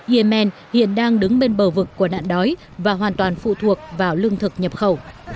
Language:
Vietnamese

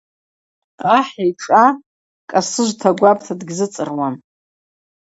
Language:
Abaza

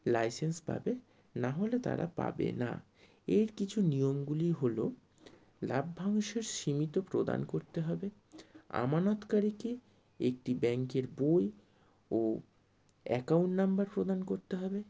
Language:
Bangla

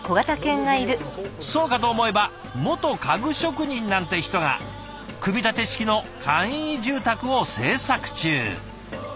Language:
Japanese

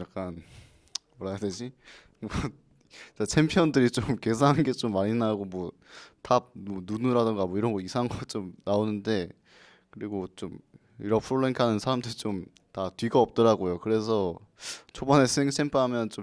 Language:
Korean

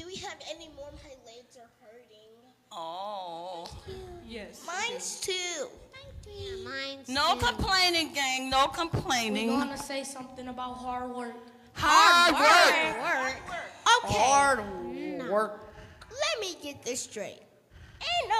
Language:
English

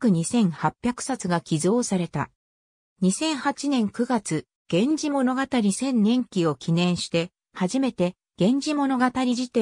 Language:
Japanese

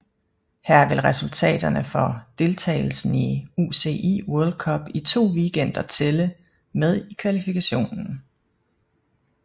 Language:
Danish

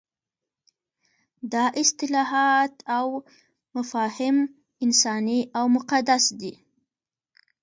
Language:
Pashto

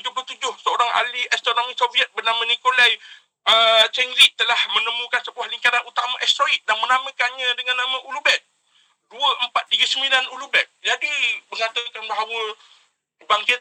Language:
Malay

